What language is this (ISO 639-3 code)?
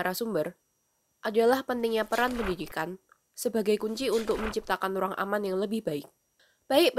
ind